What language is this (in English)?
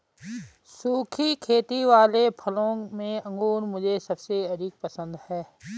Hindi